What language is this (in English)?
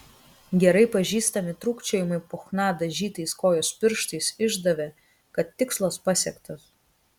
Lithuanian